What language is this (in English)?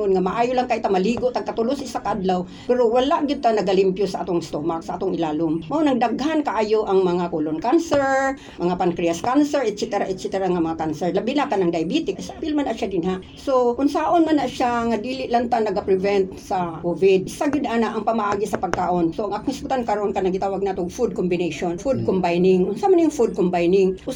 Filipino